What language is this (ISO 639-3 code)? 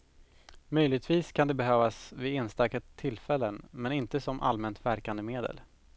swe